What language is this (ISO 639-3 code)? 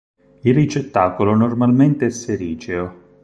ita